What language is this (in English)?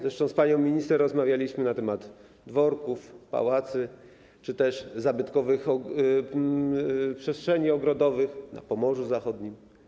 Polish